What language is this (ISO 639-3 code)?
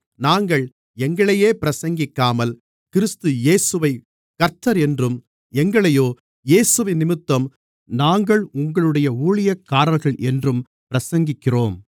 tam